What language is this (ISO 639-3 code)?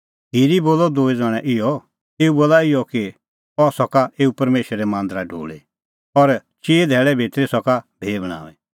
kfx